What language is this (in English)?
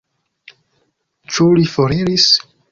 Esperanto